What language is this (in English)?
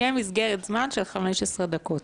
Hebrew